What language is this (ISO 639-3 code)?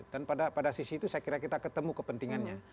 ind